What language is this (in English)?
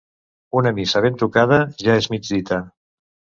Catalan